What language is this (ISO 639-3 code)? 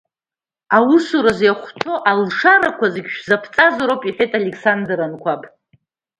abk